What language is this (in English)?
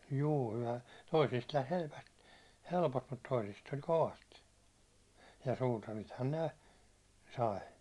Finnish